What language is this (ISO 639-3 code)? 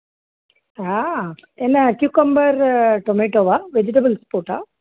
tam